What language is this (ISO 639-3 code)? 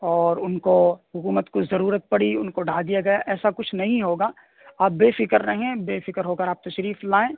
urd